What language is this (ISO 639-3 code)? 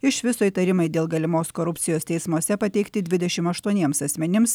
lit